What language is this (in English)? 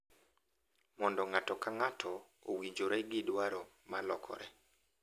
Luo (Kenya and Tanzania)